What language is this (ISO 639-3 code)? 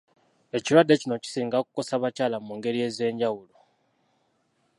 lug